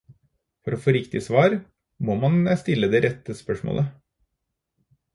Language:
Norwegian Bokmål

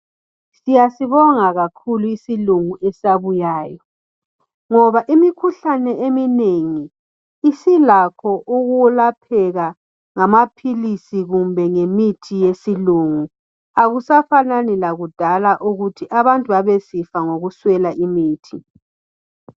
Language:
North Ndebele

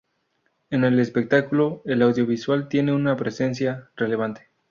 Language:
Spanish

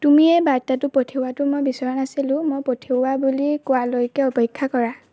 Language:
Assamese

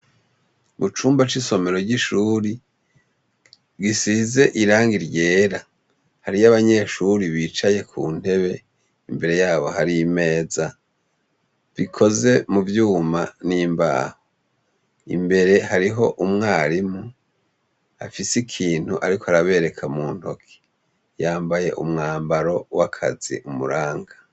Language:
Rundi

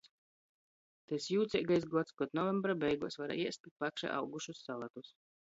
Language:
Latgalian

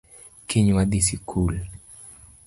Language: Luo (Kenya and Tanzania)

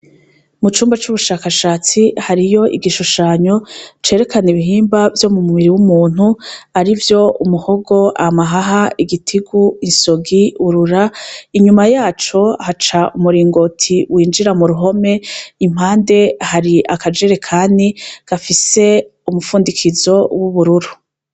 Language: Rundi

